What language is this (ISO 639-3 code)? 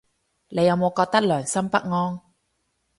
yue